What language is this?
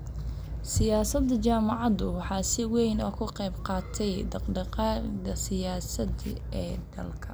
Somali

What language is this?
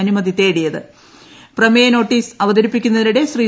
Malayalam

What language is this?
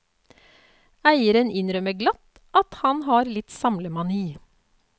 Norwegian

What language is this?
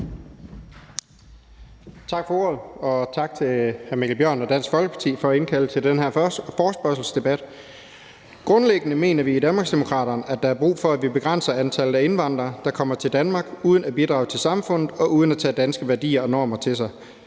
Danish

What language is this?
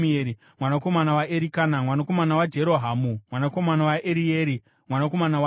Shona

